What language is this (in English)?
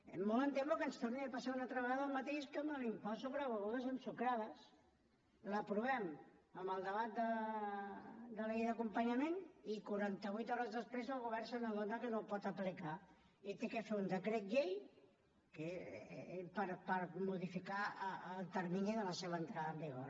Catalan